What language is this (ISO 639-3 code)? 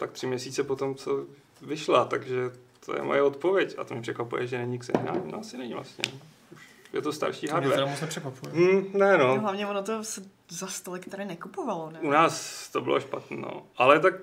ces